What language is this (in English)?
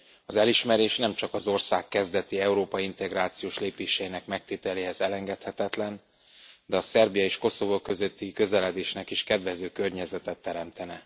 Hungarian